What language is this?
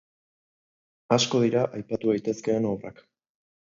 Basque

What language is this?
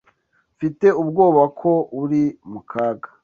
Kinyarwanda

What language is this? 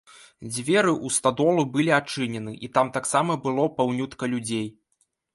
Belarusian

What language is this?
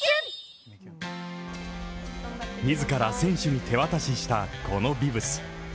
Japanese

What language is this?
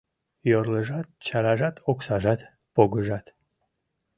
Mari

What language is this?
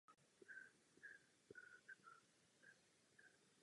Czech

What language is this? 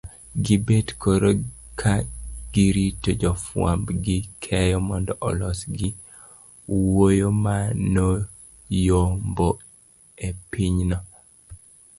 Luo (Kenya and Tanzania)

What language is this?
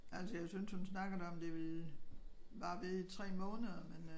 Danish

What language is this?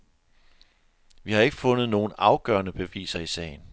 Danish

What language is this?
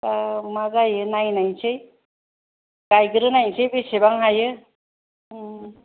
Bodo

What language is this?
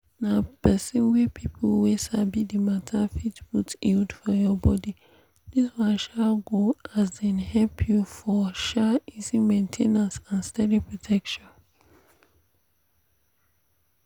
Nigerian Pidgin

